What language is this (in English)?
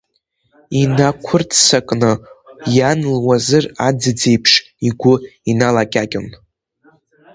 Abkhazian